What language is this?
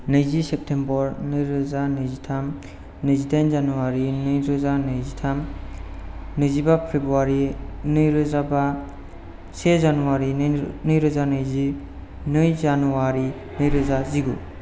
Bodo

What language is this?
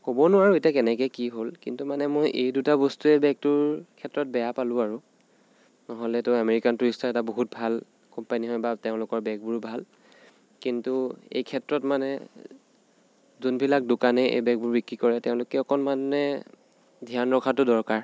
Assamese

